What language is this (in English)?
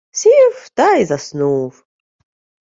Ukrainian